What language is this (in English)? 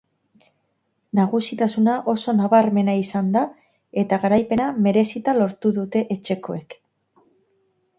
Basque